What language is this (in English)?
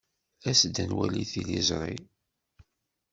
Kabyle